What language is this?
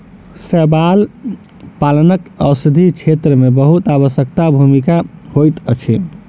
Maithili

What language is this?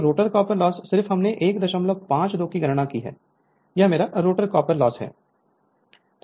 Hindi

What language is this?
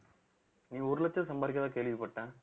Tamil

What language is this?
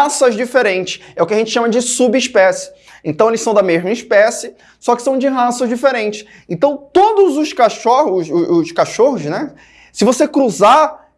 Portuguese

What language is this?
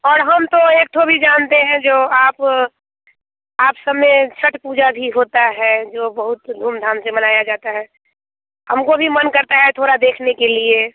Hindi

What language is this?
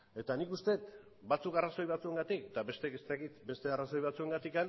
Basque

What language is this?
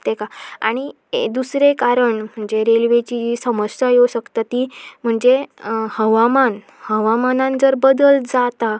Konkani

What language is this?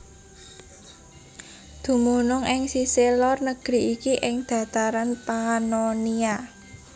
Javanese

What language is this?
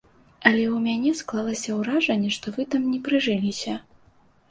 Belarusian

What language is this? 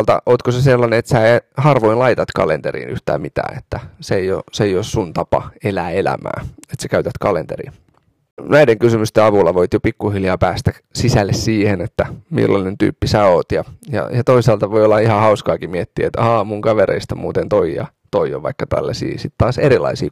Finnish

